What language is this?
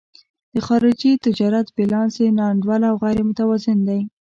Pashto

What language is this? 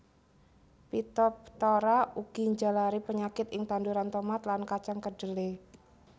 Javanese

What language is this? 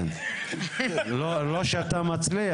Hebrew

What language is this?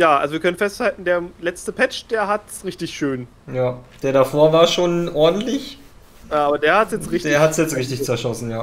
German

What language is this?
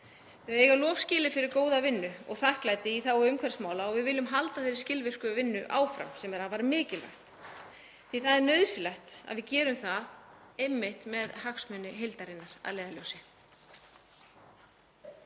Icelandic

